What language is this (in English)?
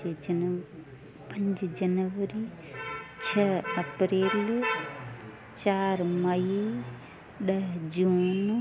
Sindhi